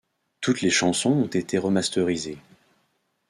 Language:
French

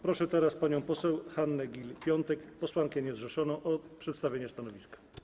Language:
Polish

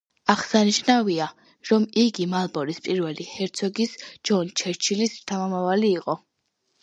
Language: Georgian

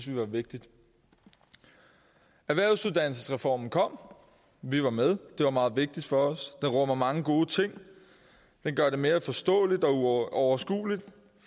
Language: Danish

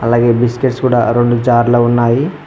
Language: Telugu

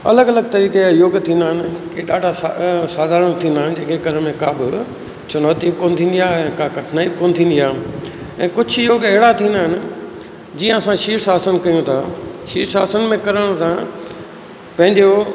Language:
Sindhi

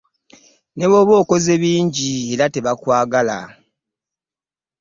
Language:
Ganda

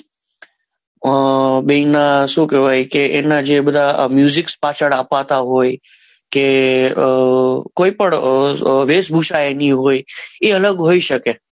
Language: Gujarati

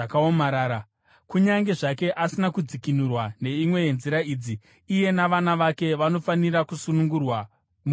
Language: Shona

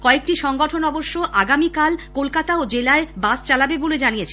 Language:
Bangla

